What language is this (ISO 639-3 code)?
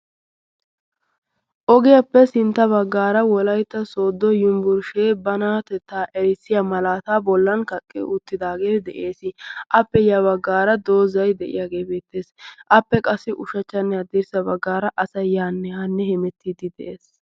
wal